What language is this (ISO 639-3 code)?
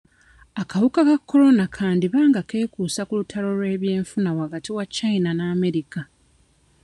lug